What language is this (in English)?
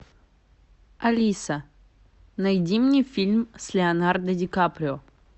Russian